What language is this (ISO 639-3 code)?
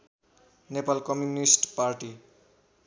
nep